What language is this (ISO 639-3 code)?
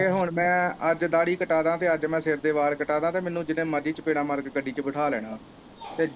pan